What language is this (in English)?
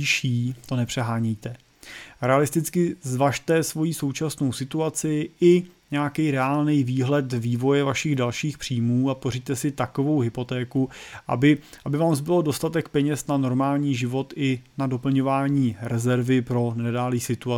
Czech